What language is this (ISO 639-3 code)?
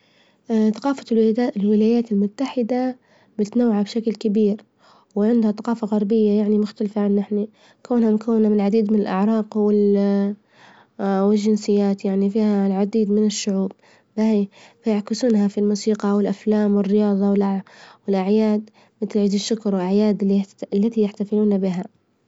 ayl